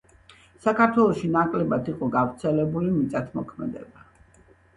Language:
Georgian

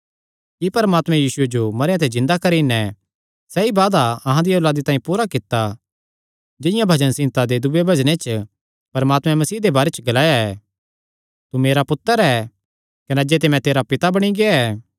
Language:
Kangri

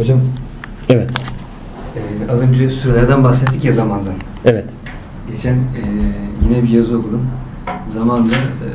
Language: Turkish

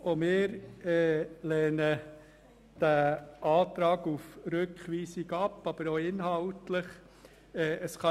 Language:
Swiss German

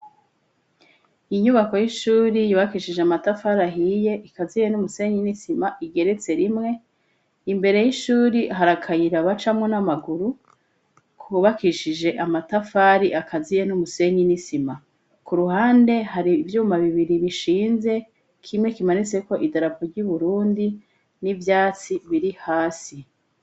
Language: Rundi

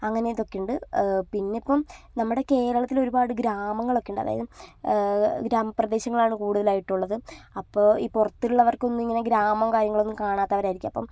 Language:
Malayalam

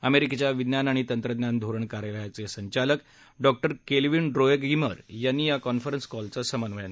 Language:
Marathi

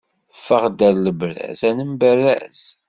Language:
Kabyle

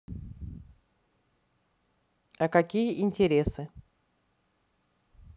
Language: Russian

